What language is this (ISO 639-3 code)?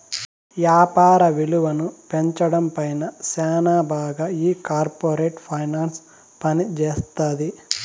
tel